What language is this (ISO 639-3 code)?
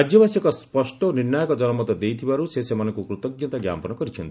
ori